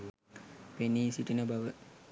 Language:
Sinhala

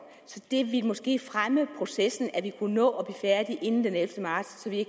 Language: Danish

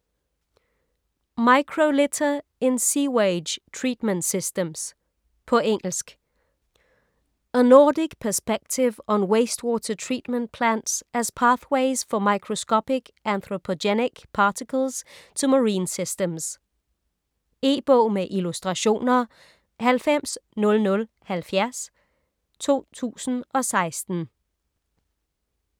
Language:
Danish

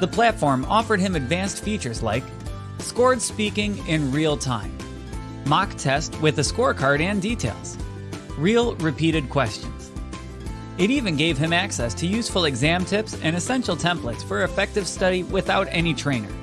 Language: English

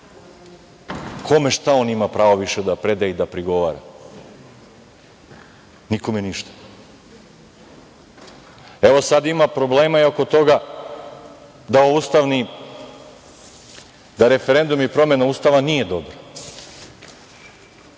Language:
Serbian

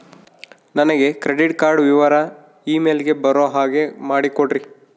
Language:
Kannada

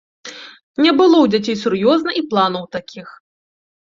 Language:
Belarusian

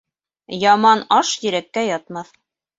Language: Bashkir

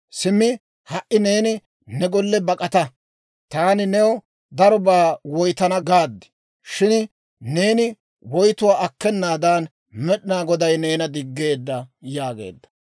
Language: Dawro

